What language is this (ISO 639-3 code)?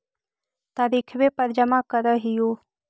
mag